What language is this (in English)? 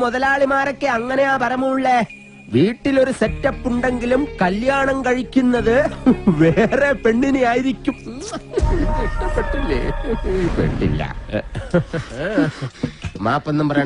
Hindi